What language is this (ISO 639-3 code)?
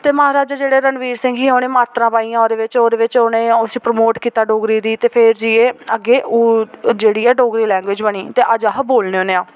doi